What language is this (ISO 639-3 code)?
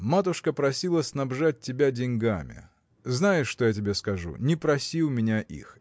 rus